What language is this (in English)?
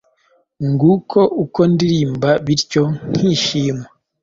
Kinyarwanda